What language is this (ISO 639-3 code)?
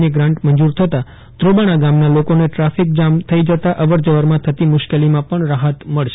guj